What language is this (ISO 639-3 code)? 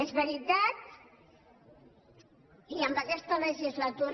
cat